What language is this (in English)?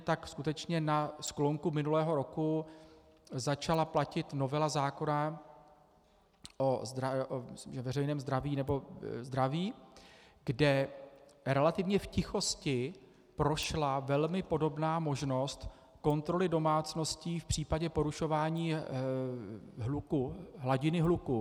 Czech